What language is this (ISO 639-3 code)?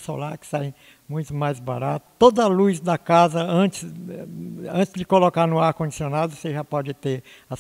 por